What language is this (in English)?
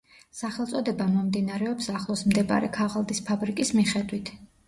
Georgian